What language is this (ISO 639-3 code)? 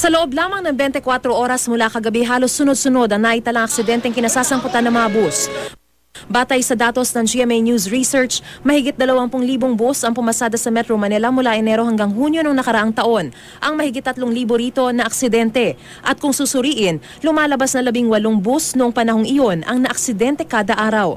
fil